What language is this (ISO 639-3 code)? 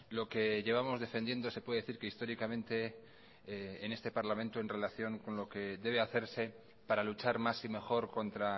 spa